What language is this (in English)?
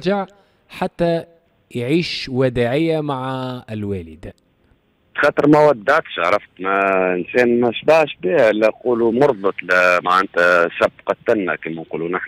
Arabic